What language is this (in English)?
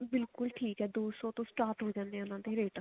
Punjabi